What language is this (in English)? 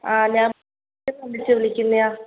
Malayalam